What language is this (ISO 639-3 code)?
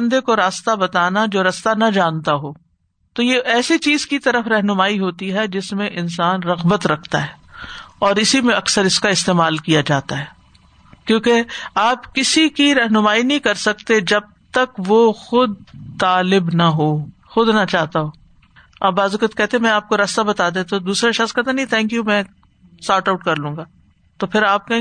urd